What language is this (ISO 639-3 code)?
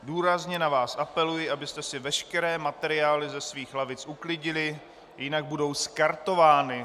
ces